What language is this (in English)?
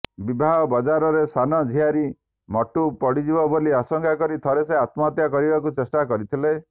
Odia